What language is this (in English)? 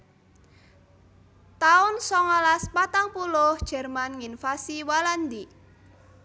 Javanese